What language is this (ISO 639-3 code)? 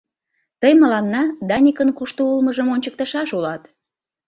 chm